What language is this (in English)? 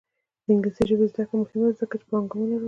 Pashto